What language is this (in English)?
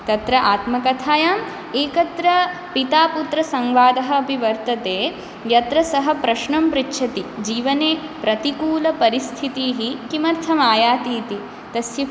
Sanskrit